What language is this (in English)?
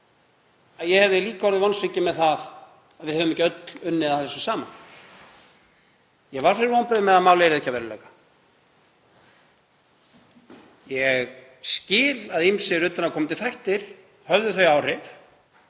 Icelandic